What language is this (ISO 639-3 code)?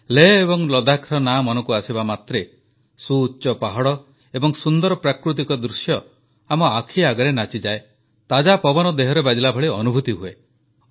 ori